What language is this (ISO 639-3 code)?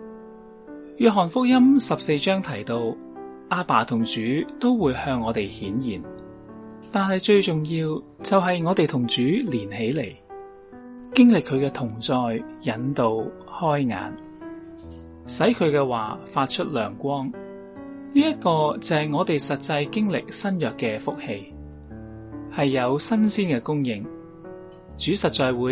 zho